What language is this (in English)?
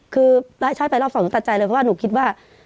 Thai